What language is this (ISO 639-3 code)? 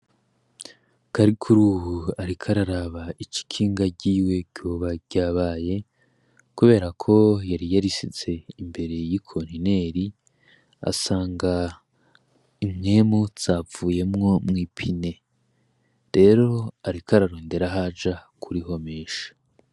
run